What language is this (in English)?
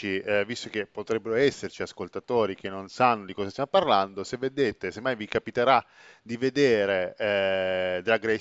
Italian